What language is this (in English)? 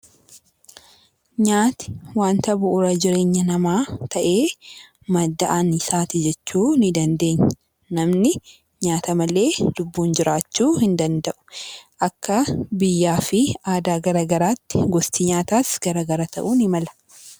Oromo